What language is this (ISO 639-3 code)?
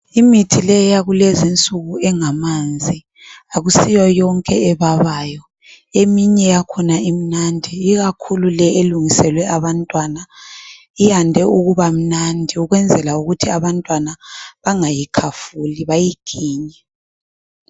nde